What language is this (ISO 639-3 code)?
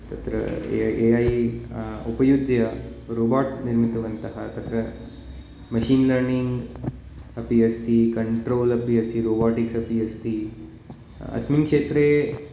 san